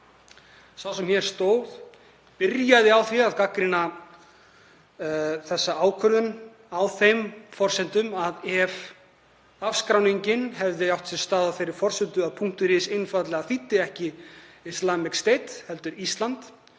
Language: Icelandic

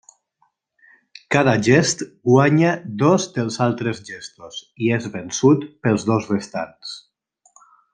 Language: Catalan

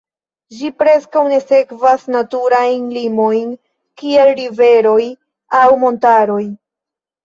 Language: Esperanto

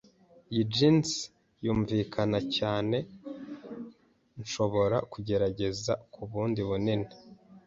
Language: Kinyarwanda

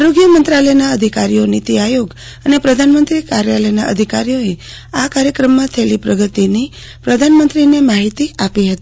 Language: Gujarati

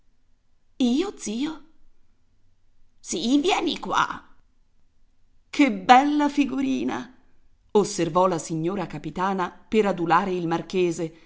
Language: Italian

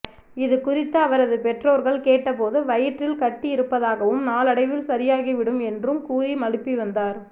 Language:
Tamil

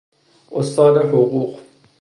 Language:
Persian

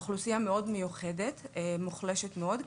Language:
Hebrew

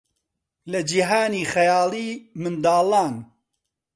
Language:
Central Kurdish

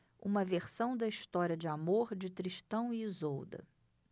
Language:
Portuguese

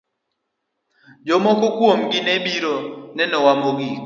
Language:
Luo (Kenya and Tanzania)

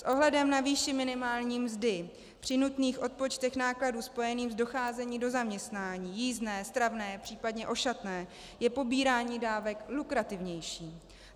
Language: Czech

